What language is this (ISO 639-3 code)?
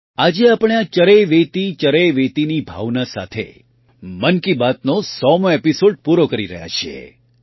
guj